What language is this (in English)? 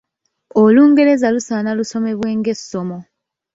Ganda